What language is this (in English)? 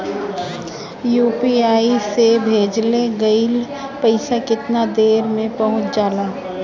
Bhojpuri